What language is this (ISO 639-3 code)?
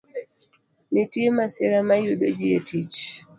luo